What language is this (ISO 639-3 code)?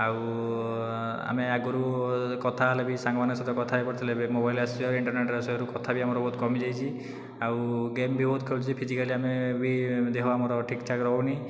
ori